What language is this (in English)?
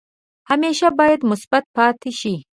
Pashto